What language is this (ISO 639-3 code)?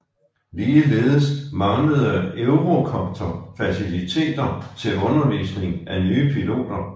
dan